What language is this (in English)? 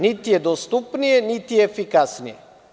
Serbian